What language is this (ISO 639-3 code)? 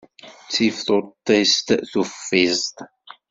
kab